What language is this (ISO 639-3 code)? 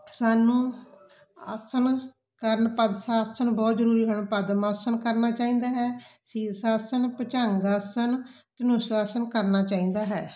pan